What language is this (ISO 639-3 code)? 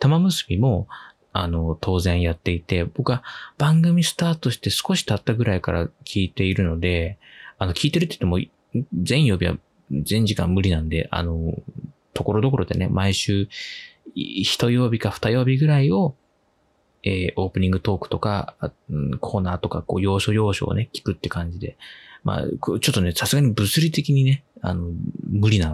jpn